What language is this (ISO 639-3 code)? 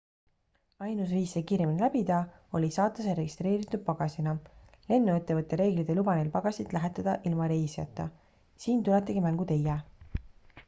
est